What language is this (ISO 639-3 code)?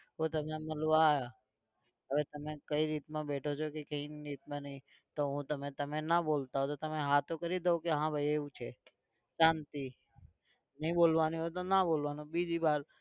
guj